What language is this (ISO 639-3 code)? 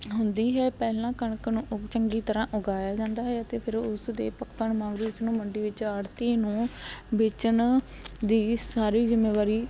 pan